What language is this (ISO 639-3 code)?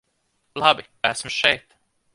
lav